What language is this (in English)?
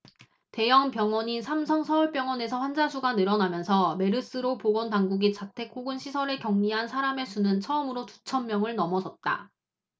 Korean